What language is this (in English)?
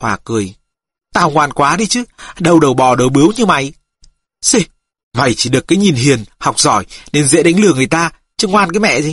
Vietnamese